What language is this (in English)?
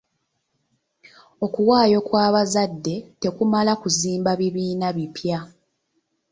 Ganda